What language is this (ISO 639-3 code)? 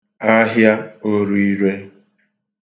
ibo